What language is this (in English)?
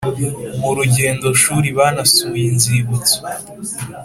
Kinyarwanda